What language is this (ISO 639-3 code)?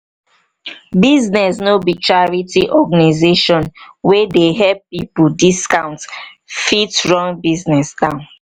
pcm